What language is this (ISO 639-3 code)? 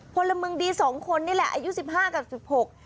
tha